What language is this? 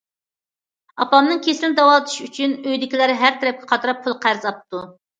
Uyghur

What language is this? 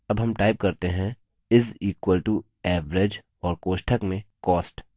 Hindi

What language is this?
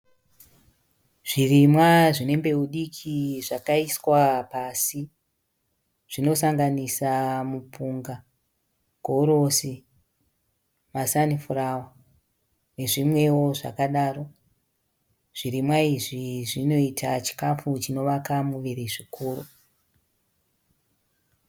Shona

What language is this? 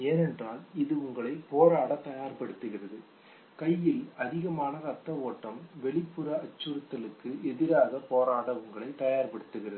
Tamil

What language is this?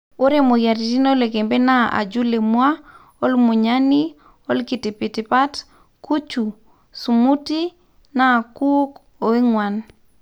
Masai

